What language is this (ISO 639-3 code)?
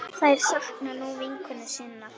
isl